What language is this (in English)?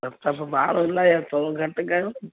Sindhi